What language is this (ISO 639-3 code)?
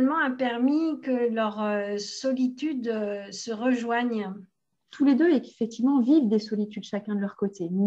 fra